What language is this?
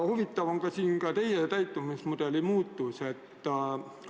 Estonian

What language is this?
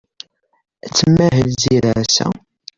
Kabyle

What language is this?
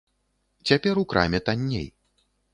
Belarusian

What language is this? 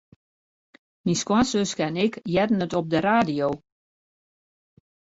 Western Frisian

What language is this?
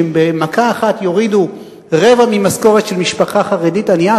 Hebrew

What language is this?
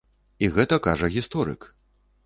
Belarusian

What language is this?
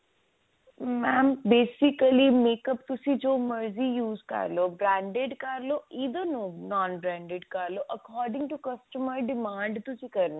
Punjabi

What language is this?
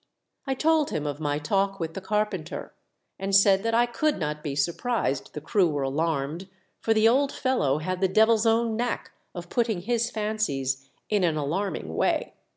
English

